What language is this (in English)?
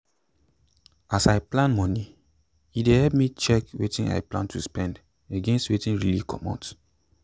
Nigerian Pidgin